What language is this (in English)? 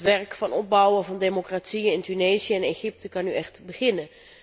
Dutch